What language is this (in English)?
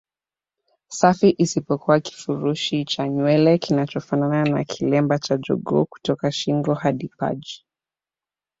Swahili